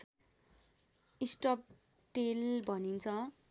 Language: Nepali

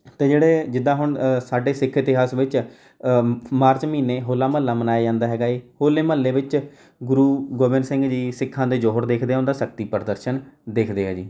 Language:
Punjabi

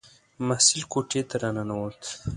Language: Pashto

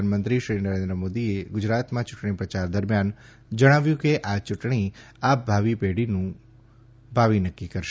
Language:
Gujarati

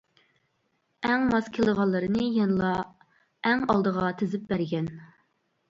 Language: Uyghur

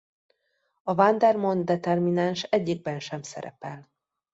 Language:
Hungarian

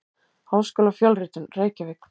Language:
Icelandic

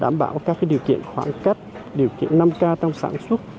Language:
Vietnamese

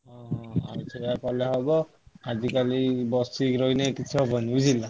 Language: Odia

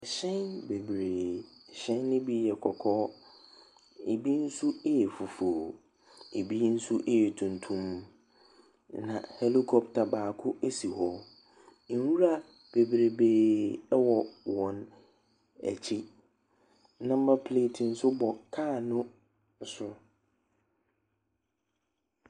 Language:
Akan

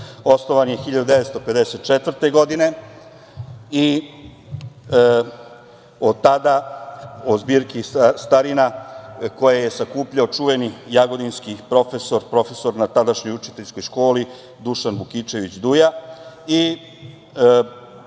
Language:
Serbian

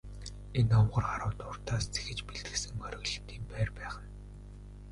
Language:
Mongolian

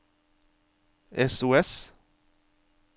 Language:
Norwegian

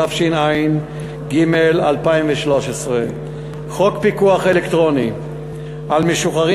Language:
Hebrew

